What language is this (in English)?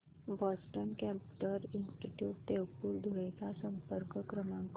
Marathi